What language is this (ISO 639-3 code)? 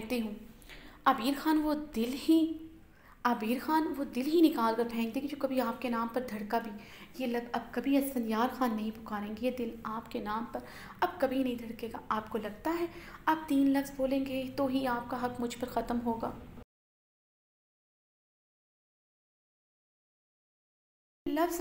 hin